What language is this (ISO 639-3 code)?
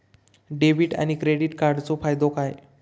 mar